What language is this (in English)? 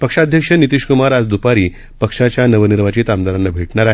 Marathi